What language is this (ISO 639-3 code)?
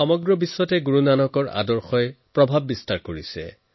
asm